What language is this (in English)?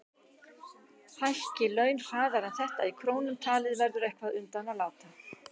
Icelandic